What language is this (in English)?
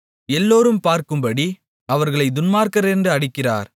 Tamil